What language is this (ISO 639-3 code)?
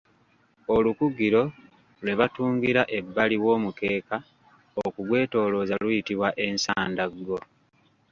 lug